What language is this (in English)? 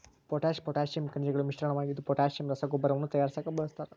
Kannada